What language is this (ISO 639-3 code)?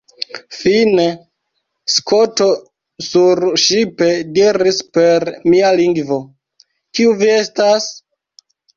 epo